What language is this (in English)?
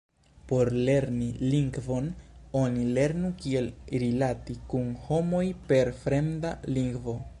Esperanto